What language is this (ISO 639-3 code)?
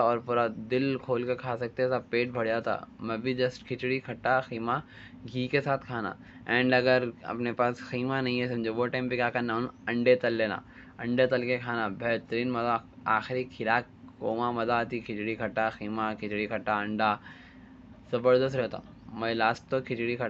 dcc